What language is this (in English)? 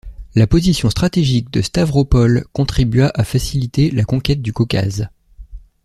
French